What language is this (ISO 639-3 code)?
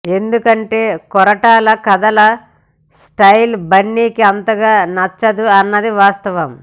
tel